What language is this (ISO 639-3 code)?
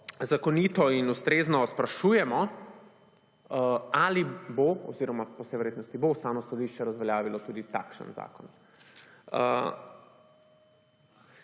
slv